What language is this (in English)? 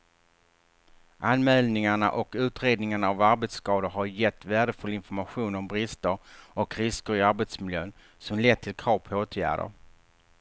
Swedish